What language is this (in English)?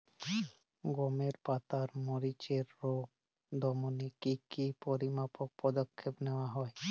Bangla